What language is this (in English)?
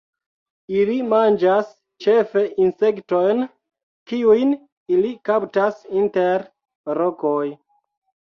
Esperanto